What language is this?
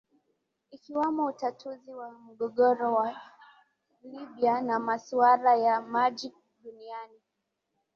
Swahili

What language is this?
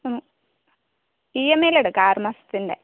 Malayalam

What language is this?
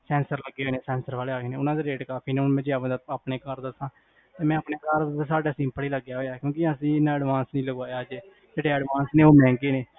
Punjabi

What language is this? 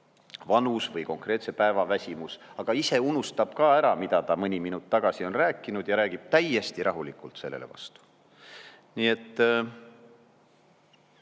Estonian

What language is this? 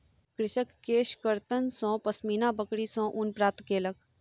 Maithili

